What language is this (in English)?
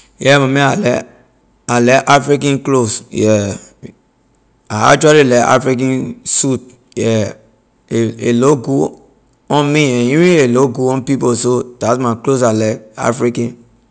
Liberian English